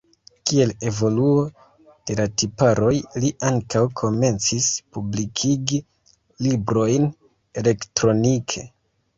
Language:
Esperanto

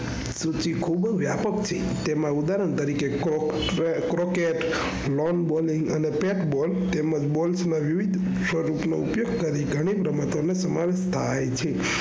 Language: Gujarati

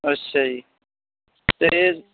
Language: Punjabi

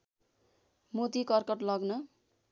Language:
Nepali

